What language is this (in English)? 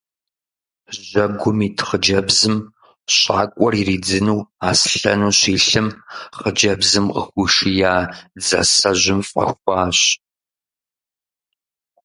Kabardian